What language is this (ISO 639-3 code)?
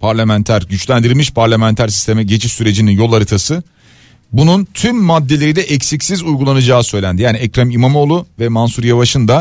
tur